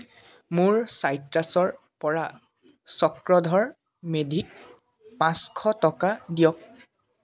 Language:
Assamese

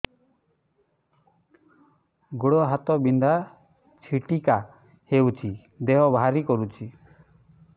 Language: Odia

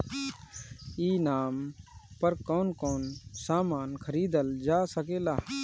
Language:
Bhojpuri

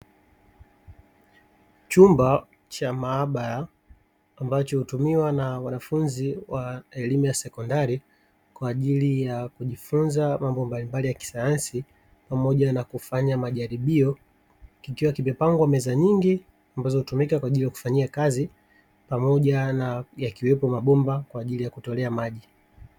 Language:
Swahili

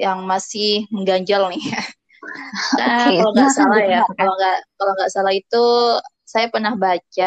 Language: Indonesian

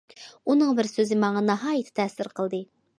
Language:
Uyghur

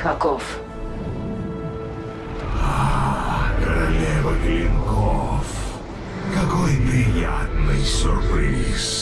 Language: Russian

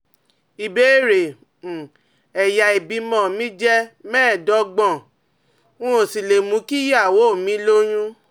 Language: Yoruba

